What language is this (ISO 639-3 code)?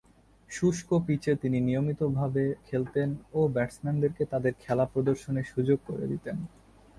ben